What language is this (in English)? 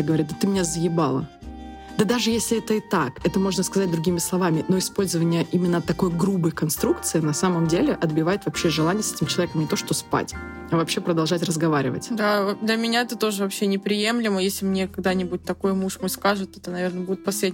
Russian